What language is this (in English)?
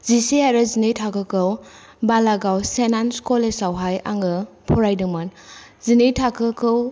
Bodo